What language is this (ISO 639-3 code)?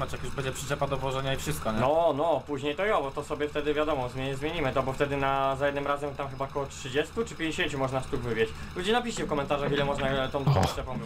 pol